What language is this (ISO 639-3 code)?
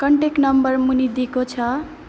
nep